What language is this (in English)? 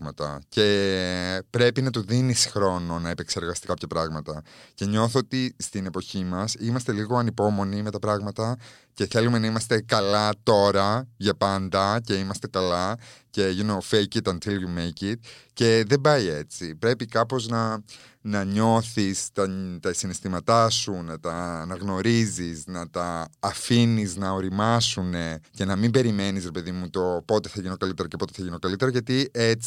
Greek